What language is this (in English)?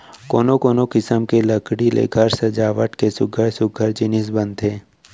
Chhattisgarhi